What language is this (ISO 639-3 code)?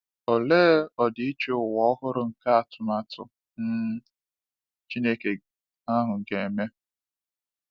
ibo